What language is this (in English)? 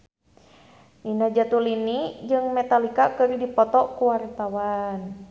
Sundanese